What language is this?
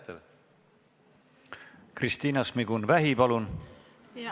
Estonian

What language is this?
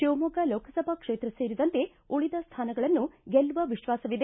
Kannada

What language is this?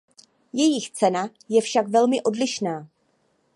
Czech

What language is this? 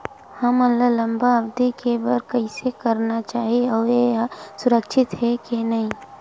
Chhattisgarhi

